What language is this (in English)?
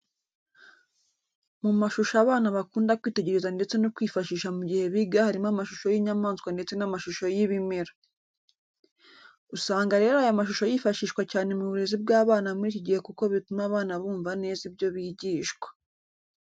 Kinyarwanda